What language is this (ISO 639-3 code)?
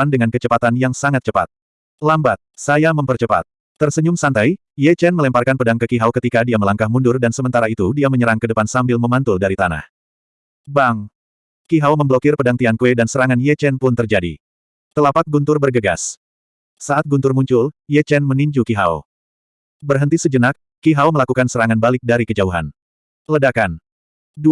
ind